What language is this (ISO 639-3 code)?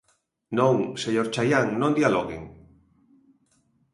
glg